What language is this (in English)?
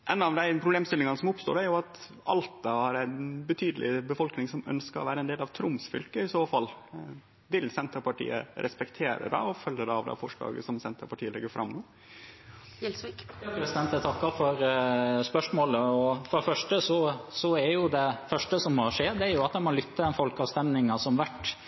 Norwegian